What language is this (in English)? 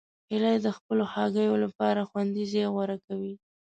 Pashto